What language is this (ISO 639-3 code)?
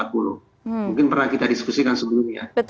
ind